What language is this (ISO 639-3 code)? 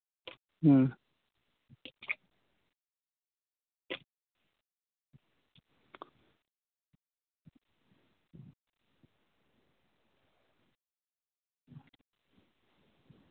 sat